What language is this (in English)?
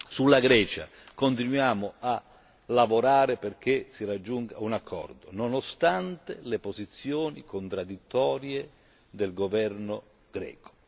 Italian